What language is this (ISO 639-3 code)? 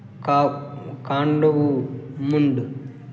mai